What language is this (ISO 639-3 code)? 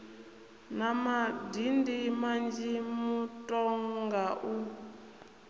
ven